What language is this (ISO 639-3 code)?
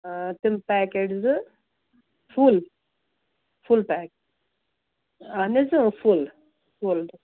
kas